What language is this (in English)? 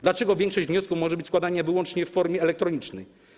Polish